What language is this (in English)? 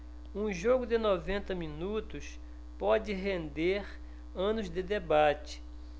Portuguese